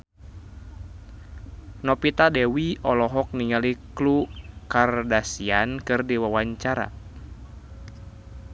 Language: Sundanese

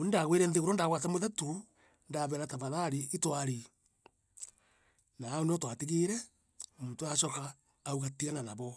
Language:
Meru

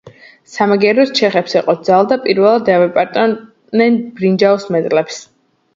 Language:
Georgian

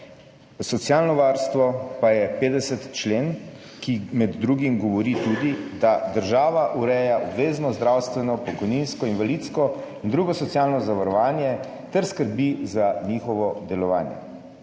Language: Slovenian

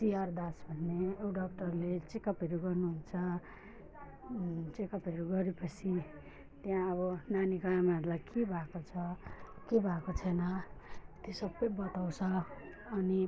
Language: Nepali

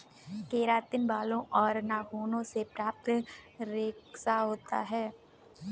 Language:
Hindi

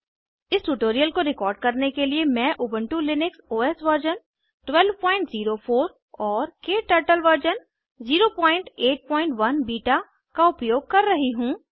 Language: Hindi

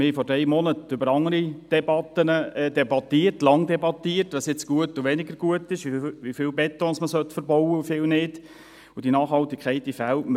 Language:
Swiss German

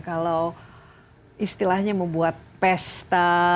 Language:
Indonesian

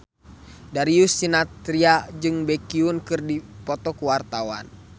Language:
Sundanese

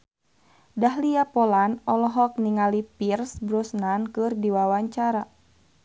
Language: Sundanese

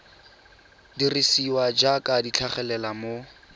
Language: Tswana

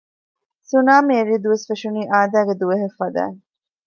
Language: Divehi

